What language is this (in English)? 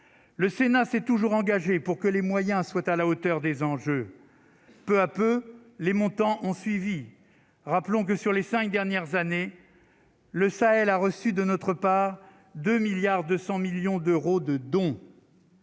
French